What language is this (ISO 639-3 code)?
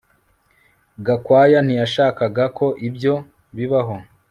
kin